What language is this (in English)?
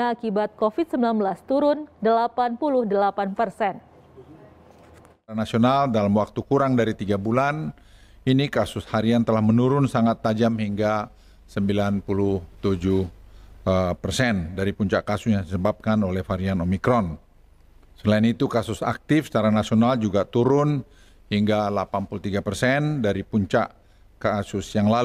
Indonesian